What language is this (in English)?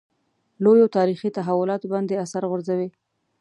Pashto